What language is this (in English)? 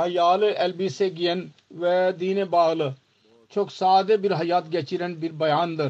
Turkish